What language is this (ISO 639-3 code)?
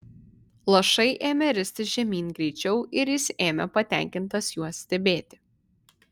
lit